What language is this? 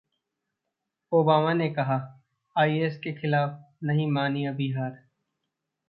Hindi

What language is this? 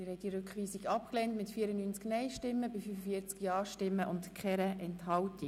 Swiss German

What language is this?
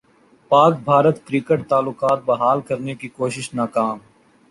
Urdu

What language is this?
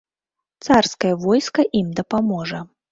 Belarusian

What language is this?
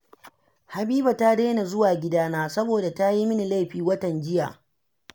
Hausa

